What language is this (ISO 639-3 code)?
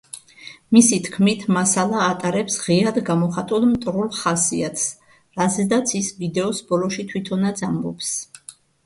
kat